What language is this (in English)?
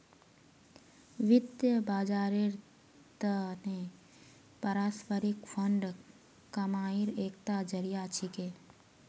Magahi